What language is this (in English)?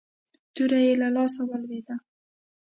Pashto